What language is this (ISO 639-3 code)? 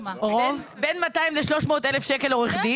heb